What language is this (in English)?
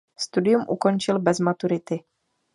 Czech